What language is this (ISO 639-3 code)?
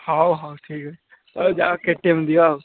ori